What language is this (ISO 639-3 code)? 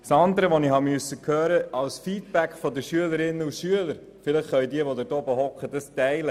gsw